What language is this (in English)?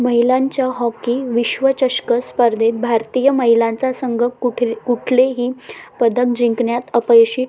Marathi